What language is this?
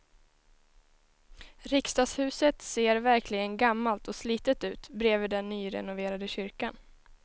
Swedish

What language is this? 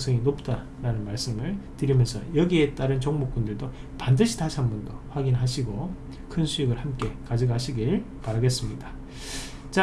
Korean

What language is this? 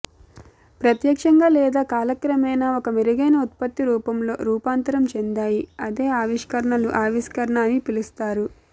Telugu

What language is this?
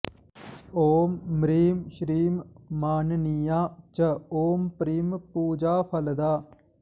Sanskrit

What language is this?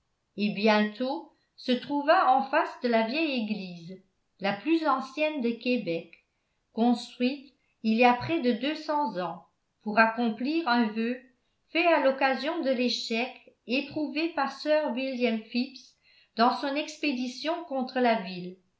French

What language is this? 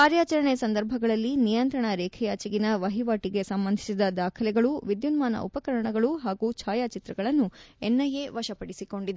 Kannada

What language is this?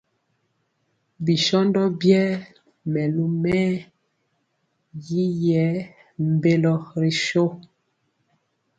Mpiemo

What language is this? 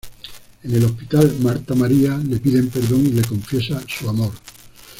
Spanish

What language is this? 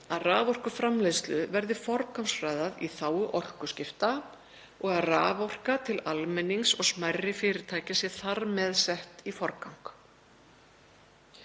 Icelandic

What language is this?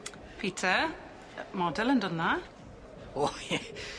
Welsh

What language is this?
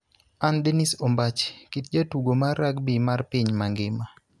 Luo (Kenya and Tanzania)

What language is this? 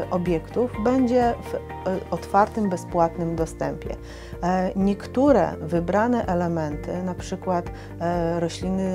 Polish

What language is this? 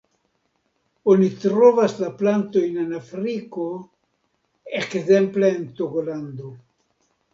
Esperanto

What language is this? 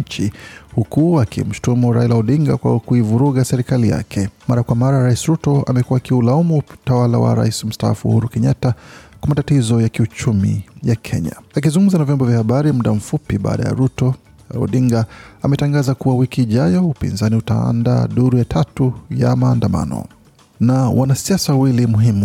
Swahili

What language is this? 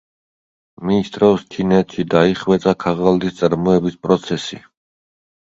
Georgian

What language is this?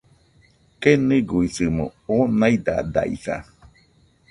Nüpode Huitoto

